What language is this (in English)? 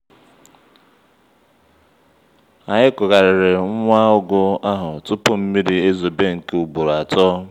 Igbo